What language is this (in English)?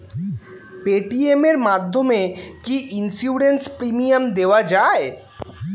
Bangla